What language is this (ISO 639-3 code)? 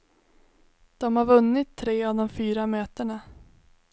swe